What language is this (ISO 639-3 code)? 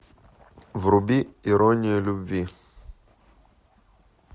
rus